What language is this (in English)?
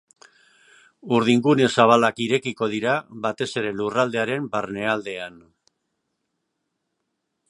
Basque